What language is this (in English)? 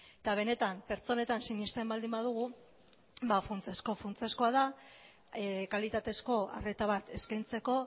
Basque